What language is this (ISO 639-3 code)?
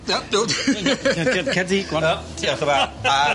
cym